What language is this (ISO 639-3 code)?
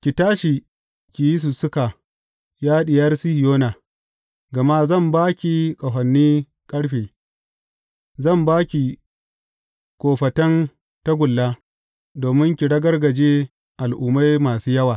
hau